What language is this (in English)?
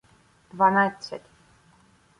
Ukrainian